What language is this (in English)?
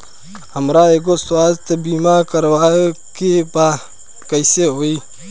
Bhojpuri